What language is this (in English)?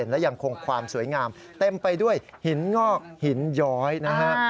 Thai